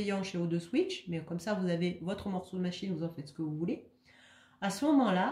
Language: French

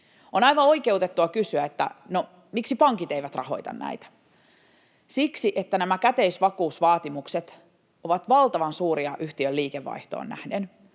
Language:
Finnish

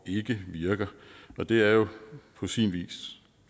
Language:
Danish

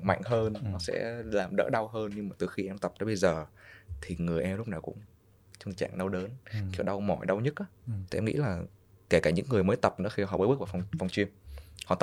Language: Vietnamese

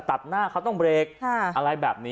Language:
Thai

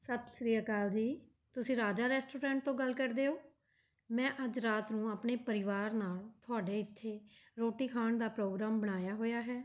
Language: Punjabi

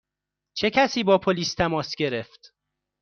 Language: Persian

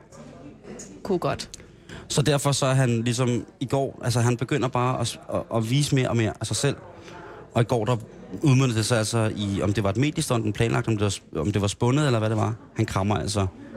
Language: Danish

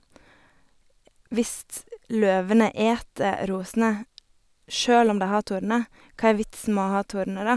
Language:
Norwegian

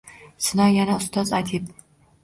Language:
Uzbek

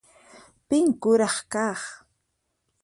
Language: Puno Quechua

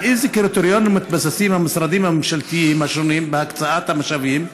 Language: Hebrew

